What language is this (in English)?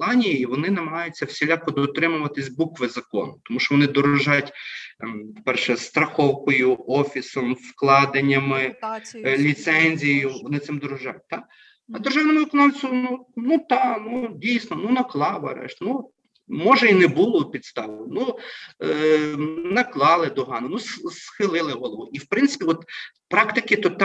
Ukrainian